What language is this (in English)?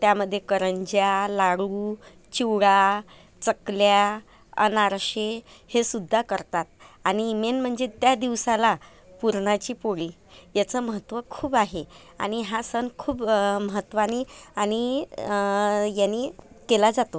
Marathi